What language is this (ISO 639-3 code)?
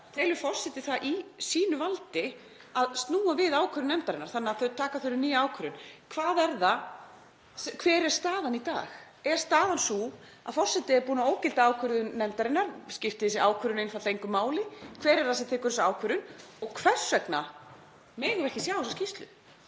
isl